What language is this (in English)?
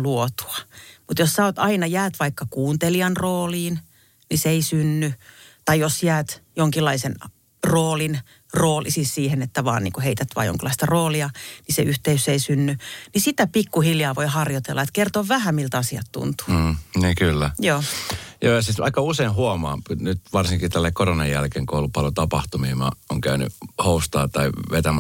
Finnish